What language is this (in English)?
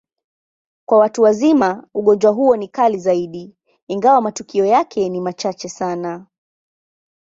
Swahili